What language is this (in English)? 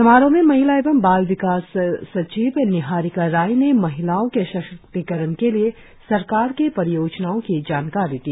Hindi